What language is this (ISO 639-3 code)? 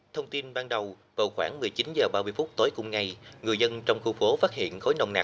vie